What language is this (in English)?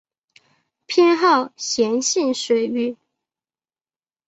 Chinese